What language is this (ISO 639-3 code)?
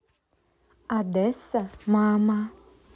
rus